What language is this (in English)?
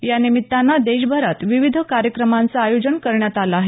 Marathi